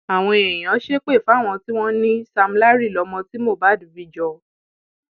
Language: Yoruba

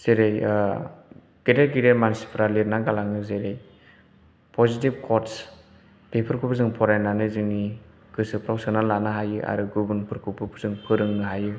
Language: Bodo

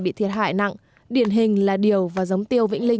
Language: Vietnamese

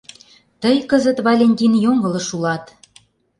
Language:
Mari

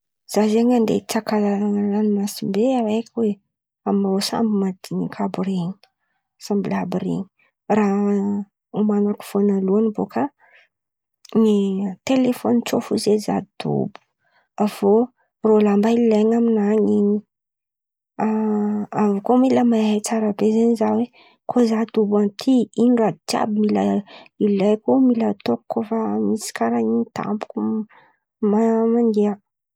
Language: Antankarana Malagasy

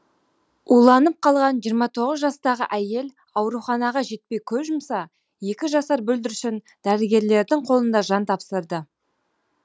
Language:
Kazakh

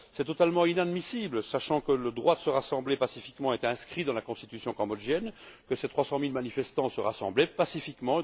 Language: French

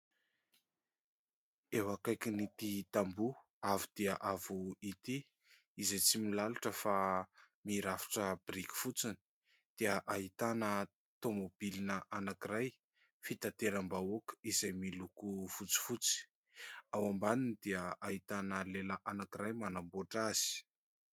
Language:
Malagasy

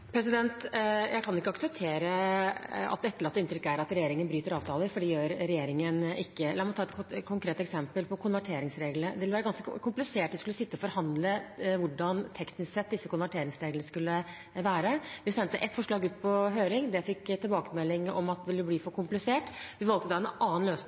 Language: Norwegian Bokmål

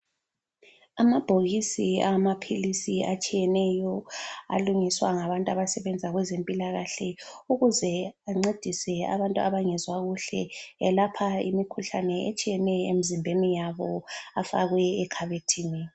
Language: North Ndebele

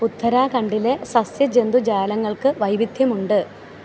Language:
Malayalam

